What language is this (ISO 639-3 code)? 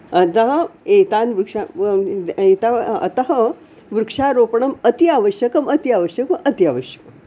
san